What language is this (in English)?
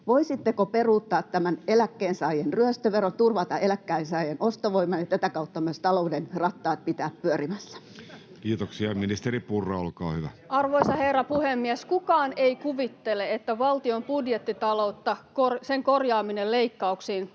Finnish